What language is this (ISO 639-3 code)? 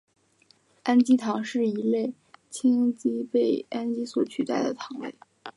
zho